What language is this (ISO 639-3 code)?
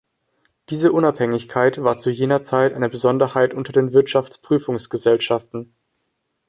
deu